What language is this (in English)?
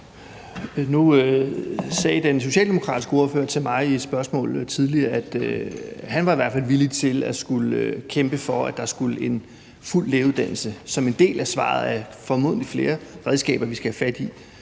Danish